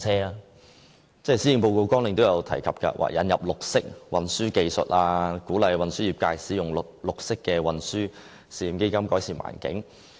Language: Cantonese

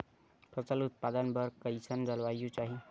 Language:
Chhattisgarhi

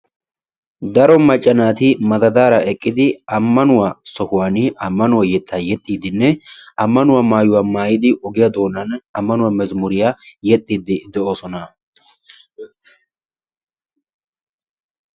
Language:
Wolaytta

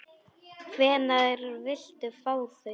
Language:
Icelandic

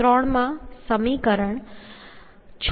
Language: Gujarati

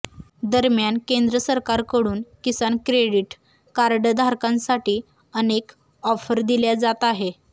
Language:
Marathi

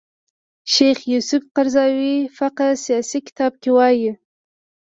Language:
Pashto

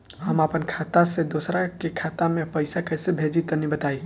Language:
Bhojpuri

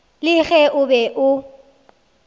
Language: Northern Sotho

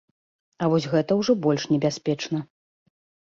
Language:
Belarusian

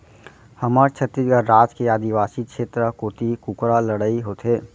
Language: Chhattisgarhi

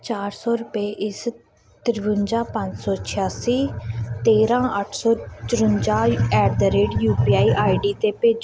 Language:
Punjabi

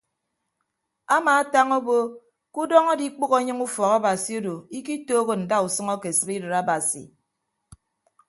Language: Ibibio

